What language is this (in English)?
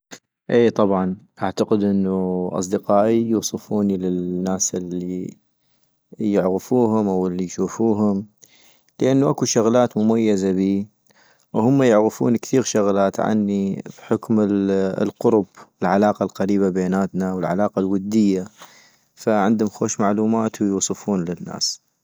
North Mesopotamian Arabic